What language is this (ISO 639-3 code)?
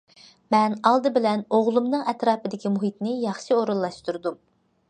uig